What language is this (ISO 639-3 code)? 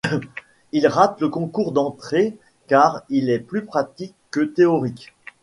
fra